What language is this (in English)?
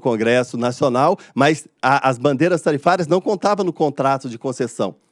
Portuguese